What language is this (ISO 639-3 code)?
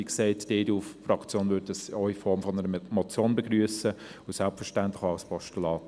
gsw